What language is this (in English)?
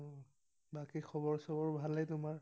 Assamese